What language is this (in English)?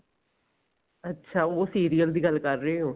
Punjabi